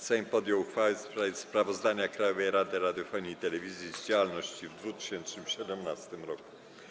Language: Polish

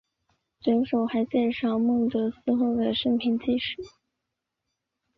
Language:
Chinese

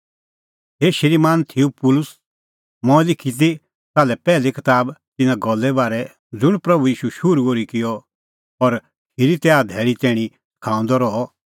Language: Kullu Pahari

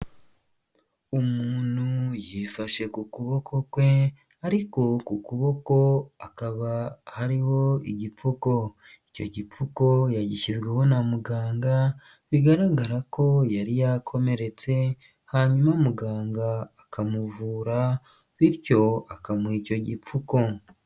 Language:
Kinyarwanda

